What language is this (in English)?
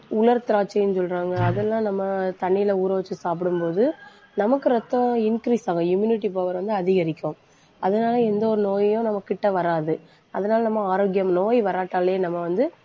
Tamil